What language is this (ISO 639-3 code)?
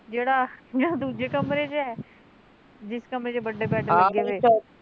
pan